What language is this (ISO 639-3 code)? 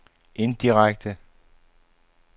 dan